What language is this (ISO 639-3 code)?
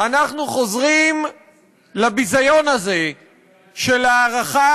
heb